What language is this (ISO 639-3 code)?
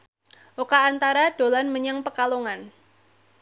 jav